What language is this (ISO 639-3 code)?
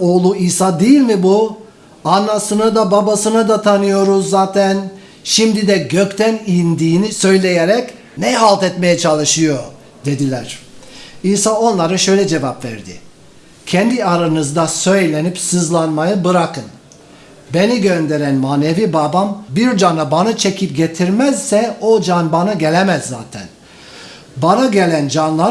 tur